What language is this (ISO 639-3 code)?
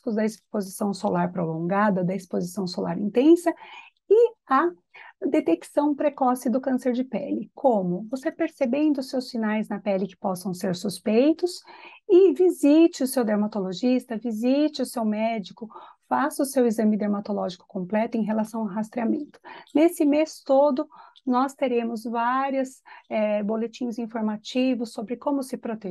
por